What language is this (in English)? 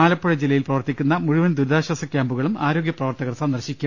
Malayalam